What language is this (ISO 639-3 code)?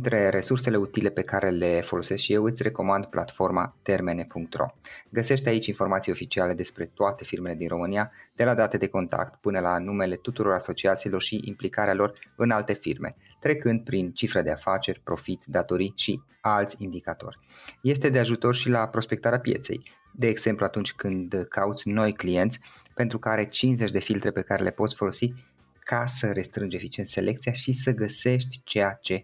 ron